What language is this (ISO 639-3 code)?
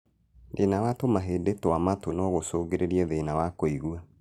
kik